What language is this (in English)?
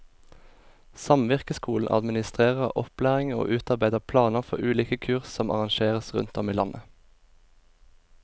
Norwegian